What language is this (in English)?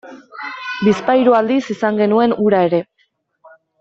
Basque